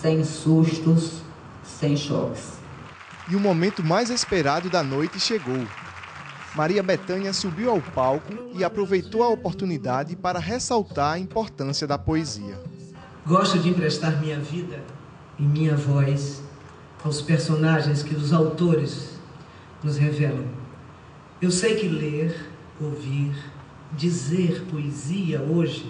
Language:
Portuguese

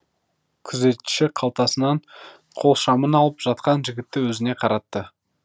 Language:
Kazakh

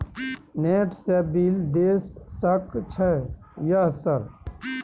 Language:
Maithili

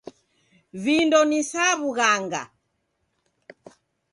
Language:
Taita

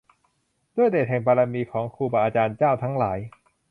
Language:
Thai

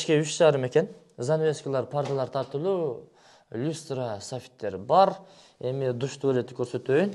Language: Turkish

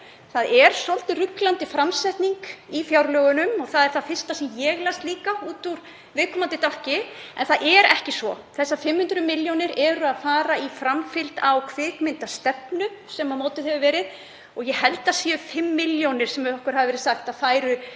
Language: Icelandic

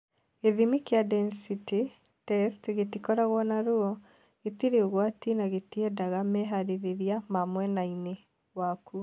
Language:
Kikuyu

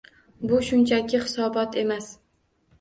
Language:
Uzbek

